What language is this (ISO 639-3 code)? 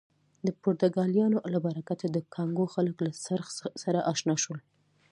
pus